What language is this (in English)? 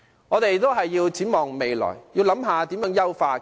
Cantonese